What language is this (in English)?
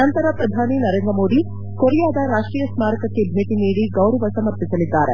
Kannada